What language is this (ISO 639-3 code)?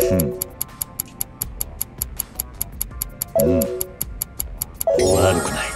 jpn